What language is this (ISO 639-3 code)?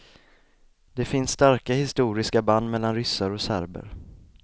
swe